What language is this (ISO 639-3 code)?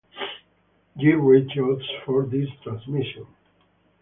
eng